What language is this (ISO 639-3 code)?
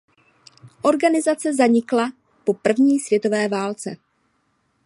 ces